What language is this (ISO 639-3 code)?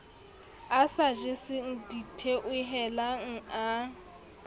sot